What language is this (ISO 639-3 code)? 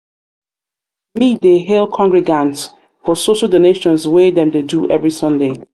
pcm